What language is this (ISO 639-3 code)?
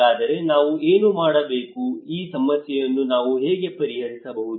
kan